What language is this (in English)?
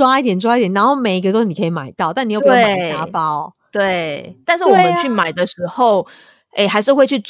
Chinese